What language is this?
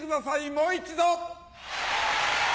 Japanese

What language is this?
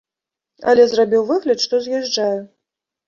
Belarusian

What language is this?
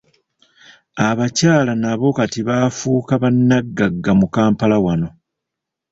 Ganda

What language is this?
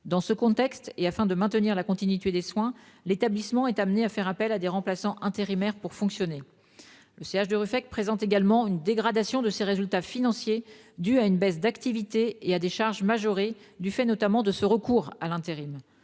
French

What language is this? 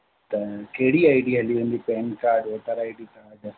Sindhi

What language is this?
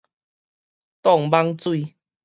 Min Nan Chinese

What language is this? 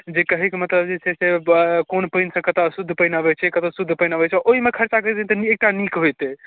Maithili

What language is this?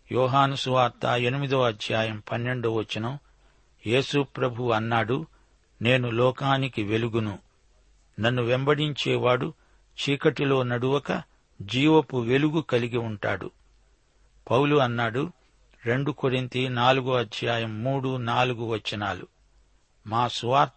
Telugu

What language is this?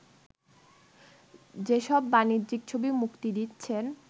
Bangla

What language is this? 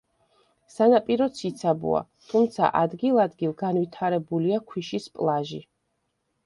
Georgian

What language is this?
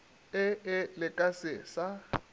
Northern Sotho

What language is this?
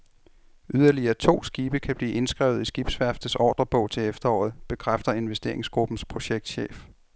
Danish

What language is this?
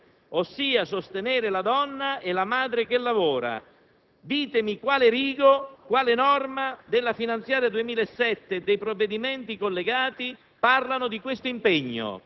Italian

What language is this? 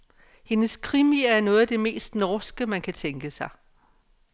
Danish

